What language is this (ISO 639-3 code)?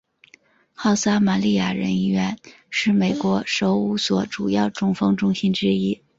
zho